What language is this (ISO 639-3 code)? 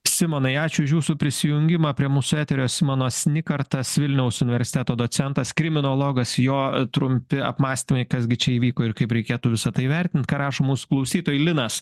lit